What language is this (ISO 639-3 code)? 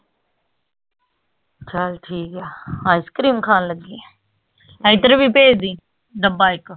pan